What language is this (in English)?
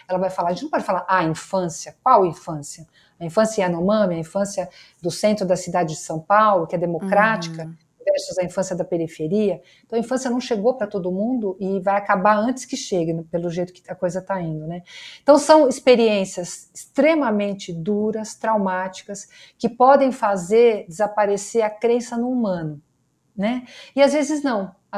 Portuguese